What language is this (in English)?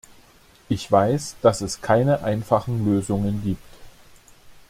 German